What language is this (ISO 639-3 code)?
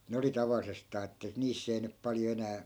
fin